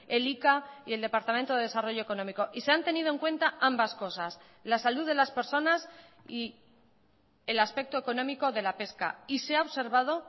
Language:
Spanish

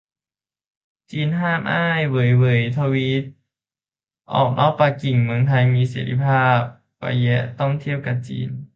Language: Thai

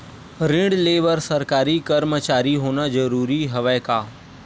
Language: Chhattisgarhi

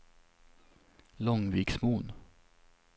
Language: Swedish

